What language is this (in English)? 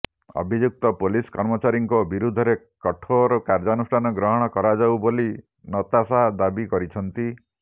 Odia